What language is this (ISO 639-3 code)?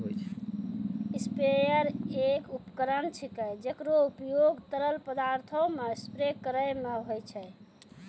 mai